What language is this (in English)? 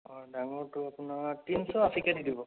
Assamese